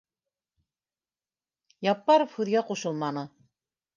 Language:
Bashkir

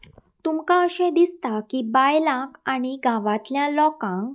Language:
Konkani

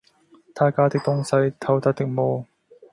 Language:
Cantonese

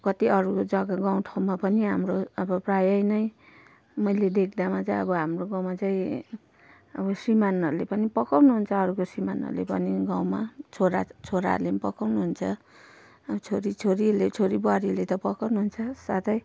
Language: Nepali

